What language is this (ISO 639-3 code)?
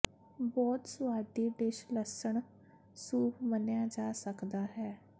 pan